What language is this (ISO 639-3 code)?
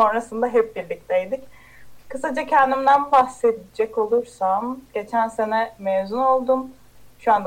tur